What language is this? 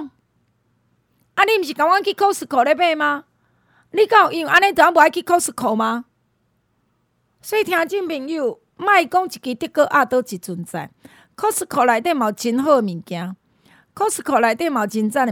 Chinese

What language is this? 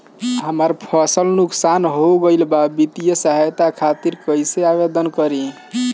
Bhojpuri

